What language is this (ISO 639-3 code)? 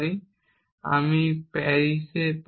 ben